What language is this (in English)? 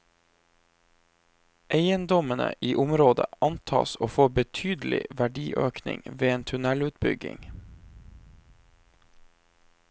Norwegian